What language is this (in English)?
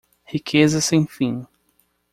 Portuguese